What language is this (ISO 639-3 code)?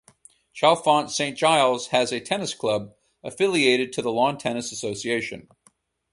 eng